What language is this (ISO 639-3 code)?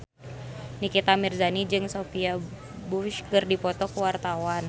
sun